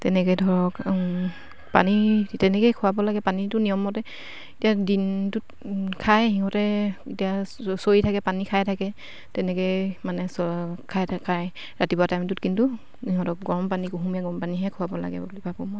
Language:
Assamese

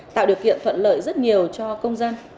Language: Vietnamese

